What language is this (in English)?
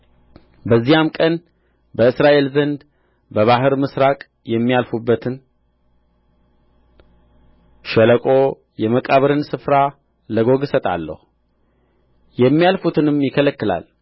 Amharic